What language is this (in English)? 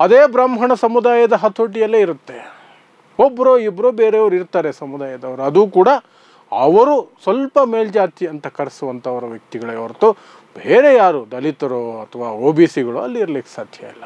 Kannada